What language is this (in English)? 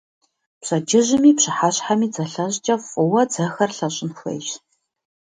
Kabardian